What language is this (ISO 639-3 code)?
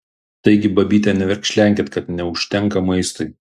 lit